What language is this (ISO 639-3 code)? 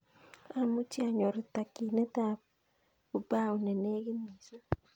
kln